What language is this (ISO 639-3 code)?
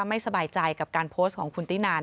tha